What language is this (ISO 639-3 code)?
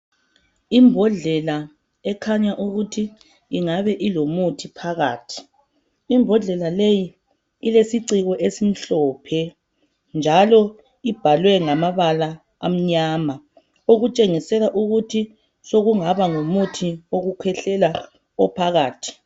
nde